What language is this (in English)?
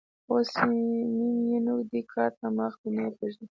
Pashto